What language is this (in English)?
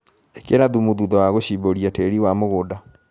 Kikuyu